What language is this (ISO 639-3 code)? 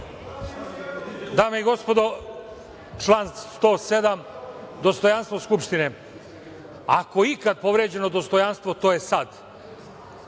srp